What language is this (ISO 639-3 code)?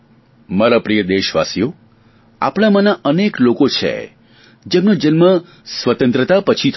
guj